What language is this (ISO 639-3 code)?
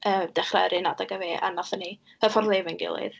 cym